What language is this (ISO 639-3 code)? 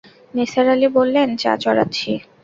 ben